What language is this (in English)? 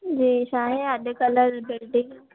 Sindhi